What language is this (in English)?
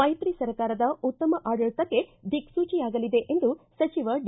Kannada